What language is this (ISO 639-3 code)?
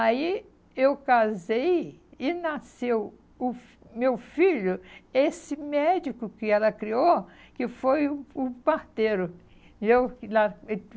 por